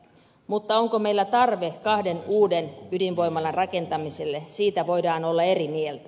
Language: Finnish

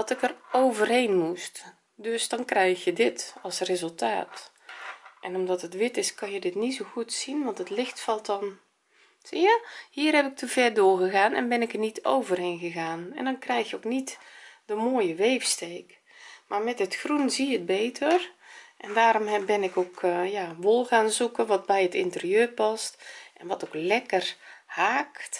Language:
Dutch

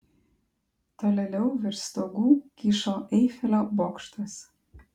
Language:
Lithuanian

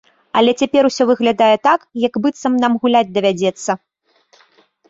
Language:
Belarusian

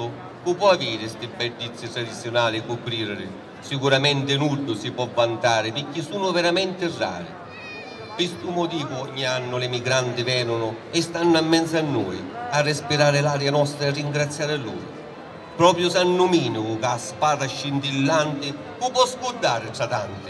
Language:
Italian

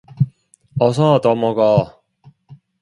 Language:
Korean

